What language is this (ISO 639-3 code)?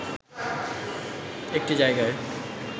ben